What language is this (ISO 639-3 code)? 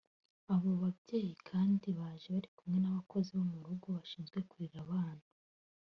kin